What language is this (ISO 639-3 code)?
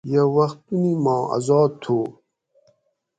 gwc